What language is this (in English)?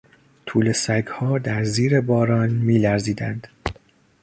Persian